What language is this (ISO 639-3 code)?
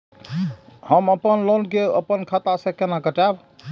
mai